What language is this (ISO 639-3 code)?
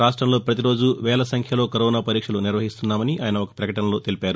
tel